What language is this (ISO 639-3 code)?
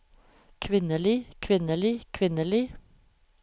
nor